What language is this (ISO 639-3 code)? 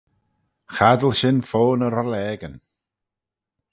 glv